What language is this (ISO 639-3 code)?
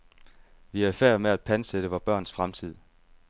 dan